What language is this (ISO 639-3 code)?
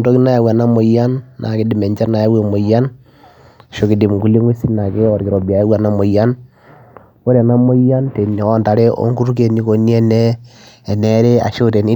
mas